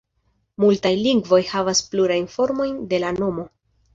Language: Esperanto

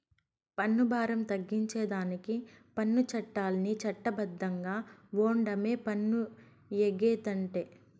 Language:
Telugu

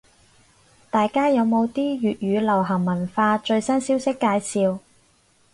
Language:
Cantonese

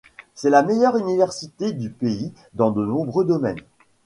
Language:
French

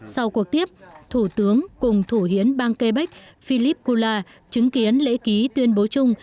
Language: Vietnamese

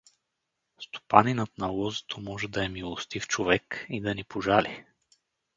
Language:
Bulgarian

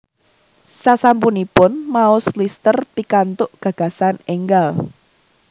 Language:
Javanese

